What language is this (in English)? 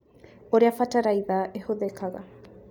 Kikuyu